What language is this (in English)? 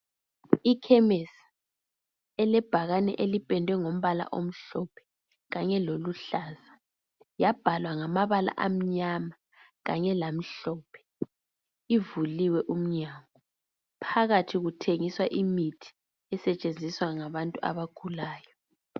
North Ndebele